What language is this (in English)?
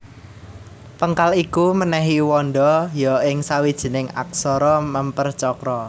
Javanese